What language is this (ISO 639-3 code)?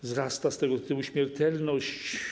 pol